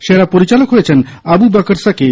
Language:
Bangla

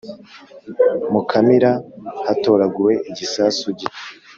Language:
Kinyarwanda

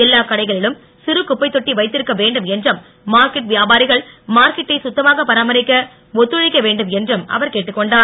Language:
Tamil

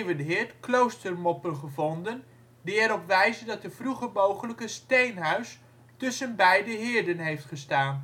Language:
Dutch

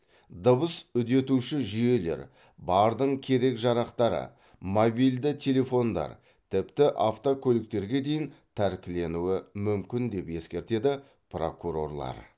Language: Kazakh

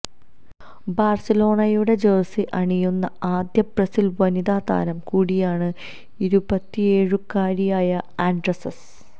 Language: Malayalam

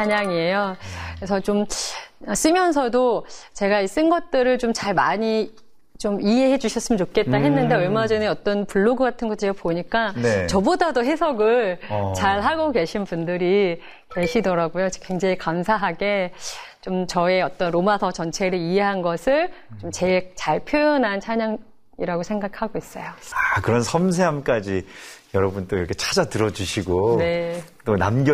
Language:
Korean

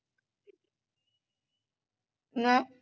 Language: Punjabi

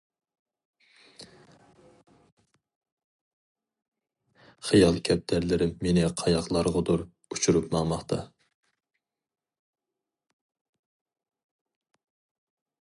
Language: Uyghur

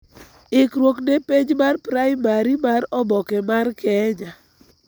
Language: Luo (Kenya and Tanzania)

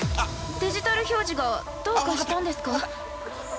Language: Japanese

